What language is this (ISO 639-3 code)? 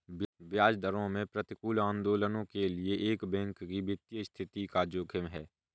hin